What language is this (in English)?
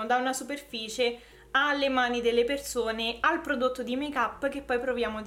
Italian